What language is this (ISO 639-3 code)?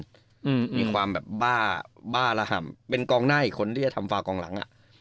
tha